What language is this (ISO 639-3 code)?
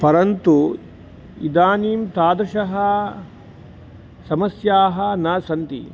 san